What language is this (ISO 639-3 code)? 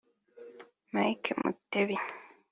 kin